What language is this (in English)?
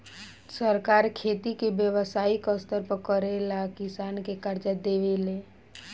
Bhojpuri